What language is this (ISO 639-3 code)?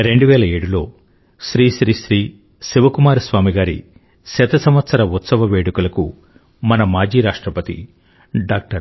tel